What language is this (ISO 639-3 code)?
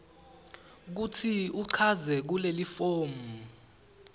ssw